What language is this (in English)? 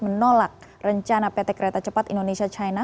Indonesian